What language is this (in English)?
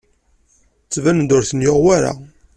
Kabyle